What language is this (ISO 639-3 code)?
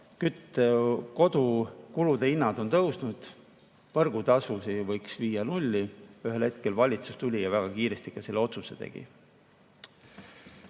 est